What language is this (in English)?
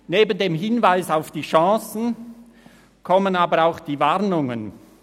Swiss German